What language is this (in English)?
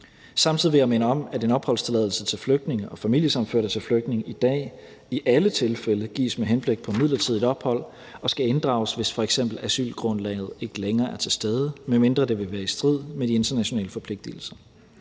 Danish